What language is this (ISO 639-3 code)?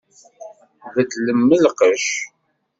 kab